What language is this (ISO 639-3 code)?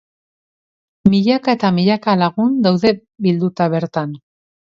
eus